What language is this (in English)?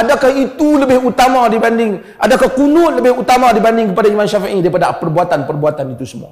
Malay